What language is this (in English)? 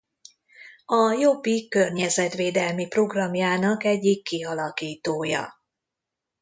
Hungarian